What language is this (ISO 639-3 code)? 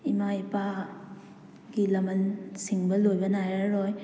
mni